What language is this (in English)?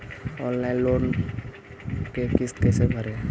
Magahi